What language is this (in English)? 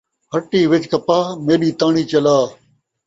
Saraiki